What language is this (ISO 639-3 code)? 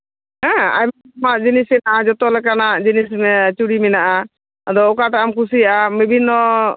sat